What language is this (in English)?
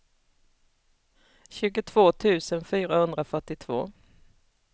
Swedish